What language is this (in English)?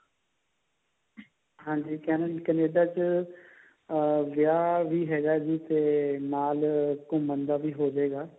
Punjabi